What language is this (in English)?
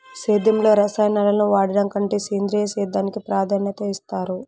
Telugu